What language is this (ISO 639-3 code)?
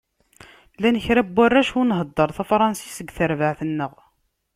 kab